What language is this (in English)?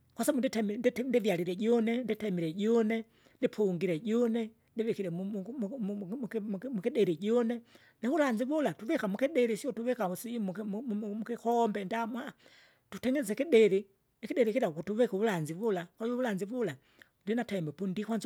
Kinga